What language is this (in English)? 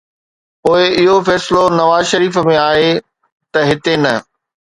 Sindhi